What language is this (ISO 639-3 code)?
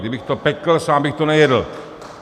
ces